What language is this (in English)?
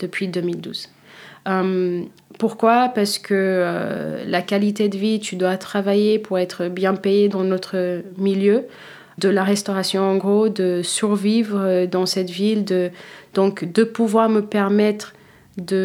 French